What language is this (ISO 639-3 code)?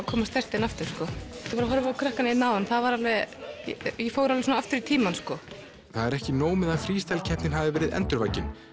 isl